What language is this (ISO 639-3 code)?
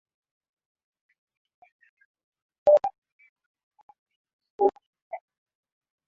swa